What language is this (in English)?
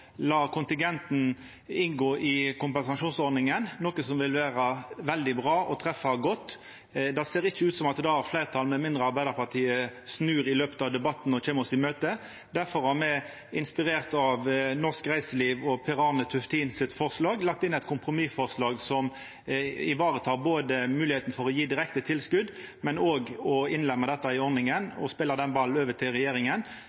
Norwegian Nynorsk